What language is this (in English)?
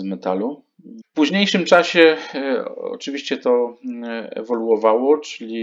Polish